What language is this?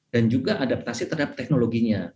Indonesian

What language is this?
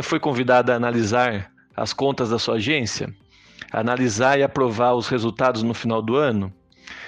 Portuguese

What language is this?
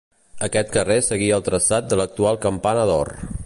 Catalan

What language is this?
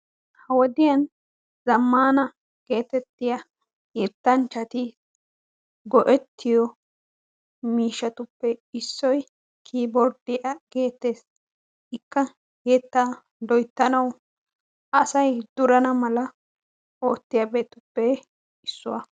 Wolaytta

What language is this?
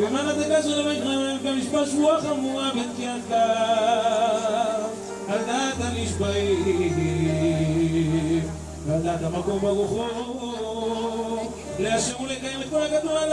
Hebrew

